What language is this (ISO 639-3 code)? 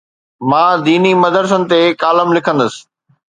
snd